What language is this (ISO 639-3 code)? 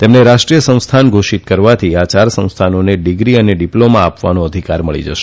guj